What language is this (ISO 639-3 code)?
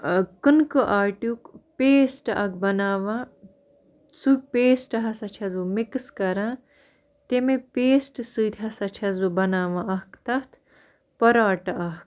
kas